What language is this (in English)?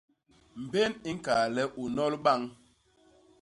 Basaa